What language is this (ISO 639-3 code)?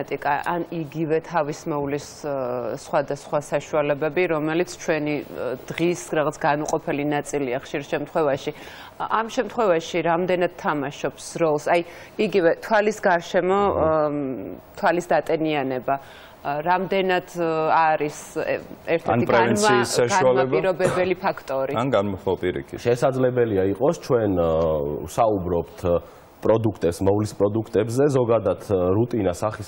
lav